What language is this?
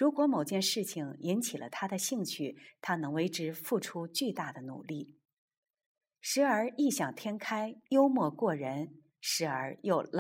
Chinese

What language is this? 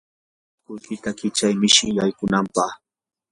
Yanahuanca Pasco Quechua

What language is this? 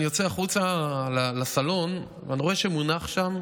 Hebrew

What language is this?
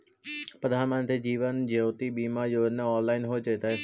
Magahi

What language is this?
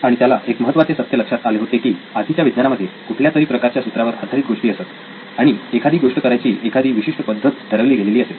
Marathi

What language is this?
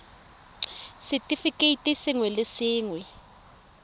Tswana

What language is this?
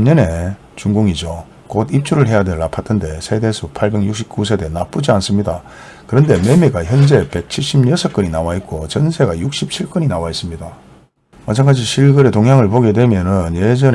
Korean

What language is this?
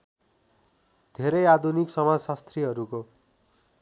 Nepali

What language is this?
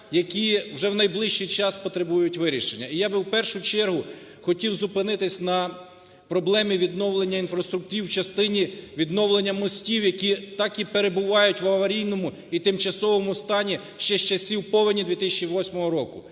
Ukrainian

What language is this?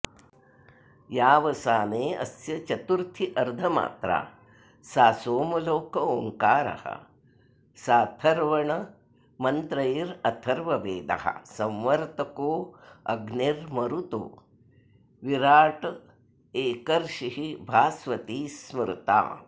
Sanskrit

